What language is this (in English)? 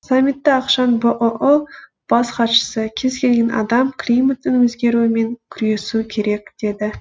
Kazakh